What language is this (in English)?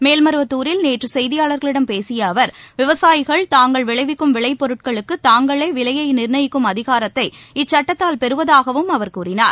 Tamil